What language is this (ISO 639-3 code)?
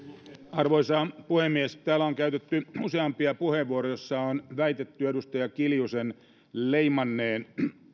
fin